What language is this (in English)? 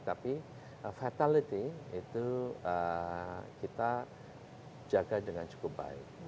Indonesian